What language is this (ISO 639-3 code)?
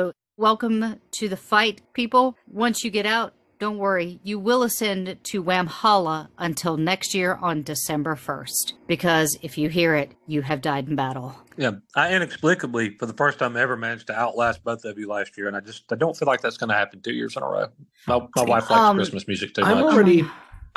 eng